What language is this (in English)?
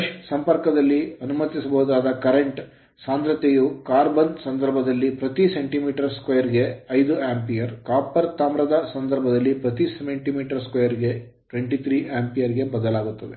Kannada